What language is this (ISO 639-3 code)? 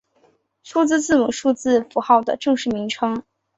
zho